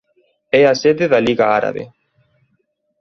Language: Galician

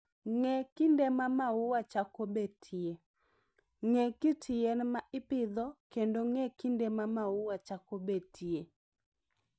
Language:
Luo (Kenya and Tanzania)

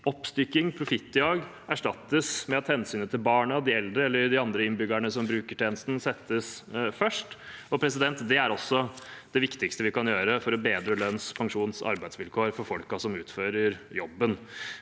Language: Norwegian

